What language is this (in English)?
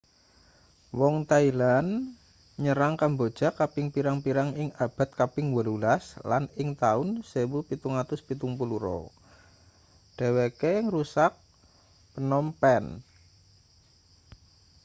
Javanese